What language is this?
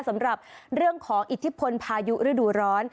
Thai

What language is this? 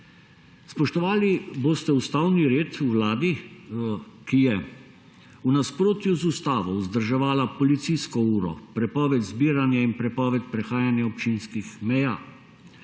Slovenian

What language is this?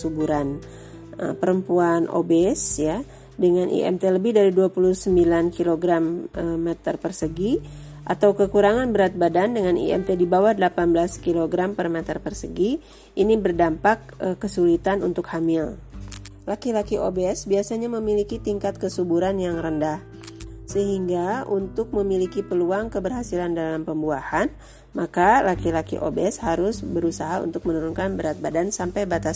Indonesian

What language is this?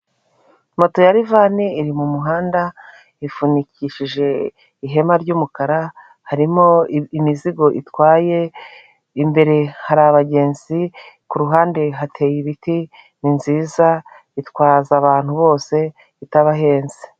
Kinyarwanda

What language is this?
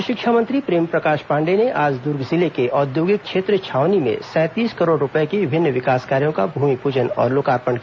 Hindi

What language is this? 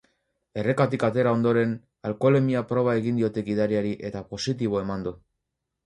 Basque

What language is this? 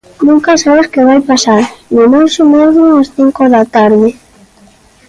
Galician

